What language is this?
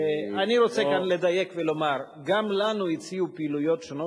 Hebrew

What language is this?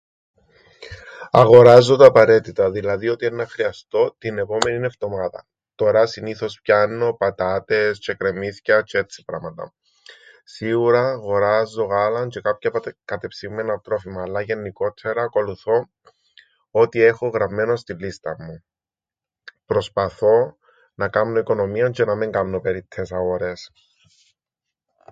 Greek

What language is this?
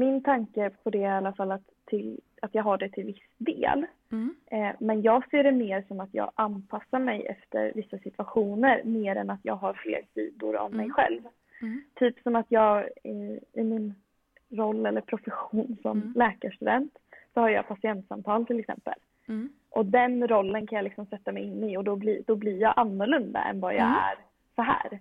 Swedish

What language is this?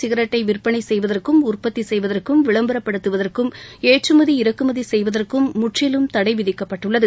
Tamil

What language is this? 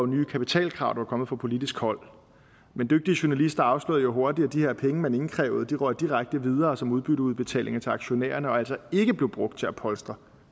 Danish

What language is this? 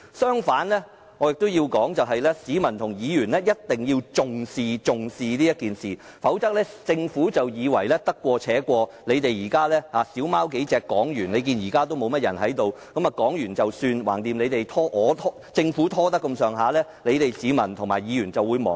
Cantonese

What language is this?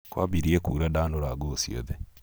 Kikuyu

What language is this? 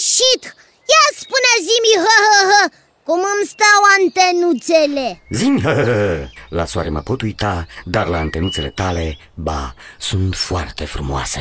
Romanian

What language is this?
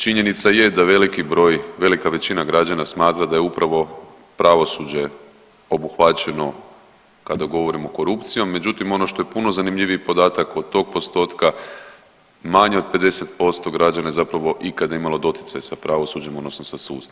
Croatian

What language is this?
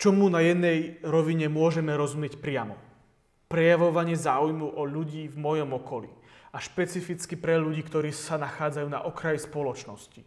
Slovak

